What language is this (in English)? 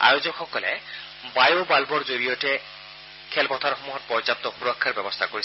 Assamese